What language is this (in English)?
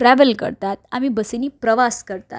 Konkani